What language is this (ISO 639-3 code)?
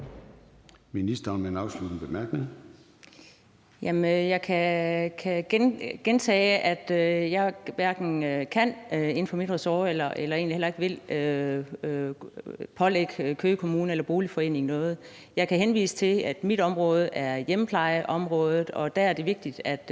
dan